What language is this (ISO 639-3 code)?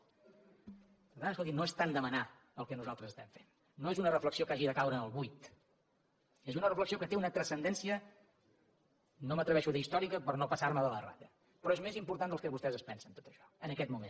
cat